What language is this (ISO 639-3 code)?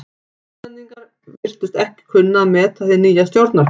isl